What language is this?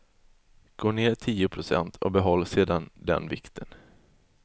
Swedish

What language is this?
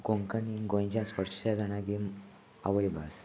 Konkani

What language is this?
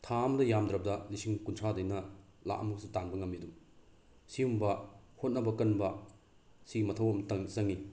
Manipuri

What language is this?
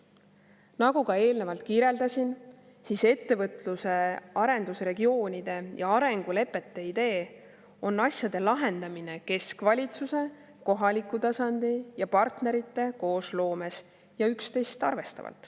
Estonian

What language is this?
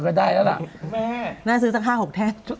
Thai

